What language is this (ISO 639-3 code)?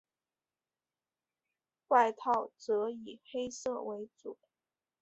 zho